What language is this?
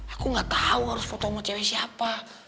Indonesian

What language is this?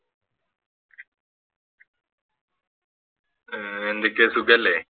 Malayalam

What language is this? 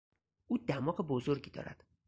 Persian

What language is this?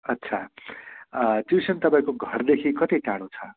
Nepali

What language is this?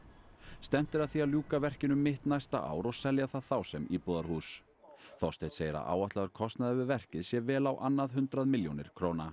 Icelandic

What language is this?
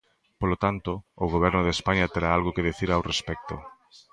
Galician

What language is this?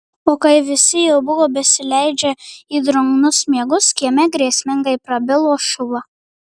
Lithuanian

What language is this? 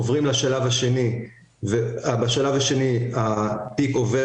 Hebrew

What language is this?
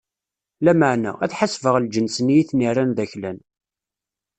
Kabyle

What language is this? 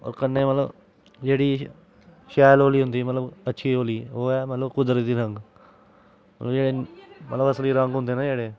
Dogri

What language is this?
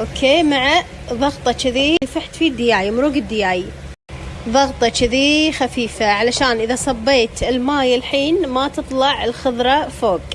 Arabic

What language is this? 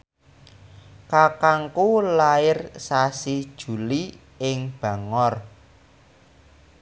Javanese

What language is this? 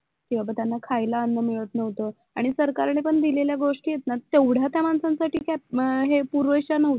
Marathi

